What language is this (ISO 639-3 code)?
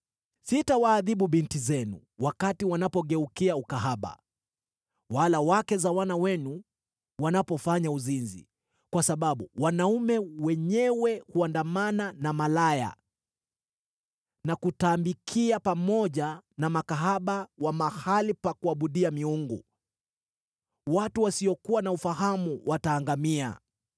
swa